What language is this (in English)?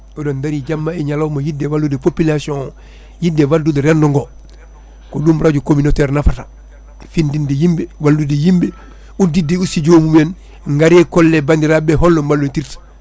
Fula